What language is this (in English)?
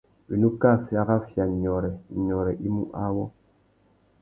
Tuki